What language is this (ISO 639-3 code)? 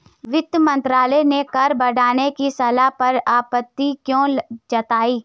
hin